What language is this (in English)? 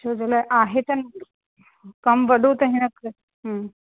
Sindhi